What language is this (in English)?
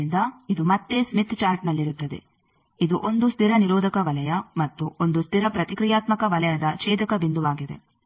Kannada